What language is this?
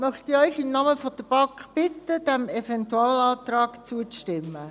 Swiss German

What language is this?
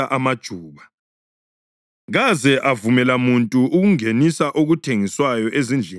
North Ndebele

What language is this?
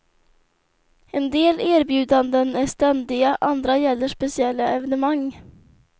Swedish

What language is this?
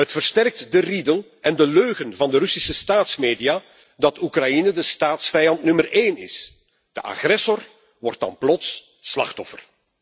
Dutch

